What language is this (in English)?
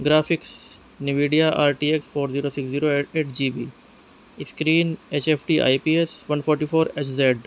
Urdu